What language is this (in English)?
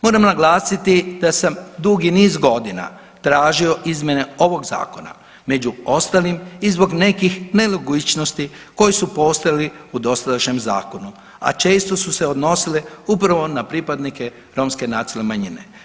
Croatian